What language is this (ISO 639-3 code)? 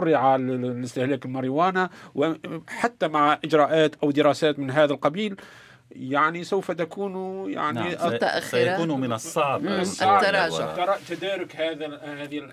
ara